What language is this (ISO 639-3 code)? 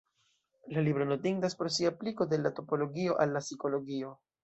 epo